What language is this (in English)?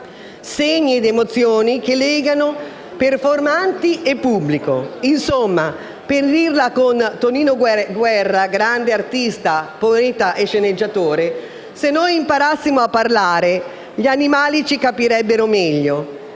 Italian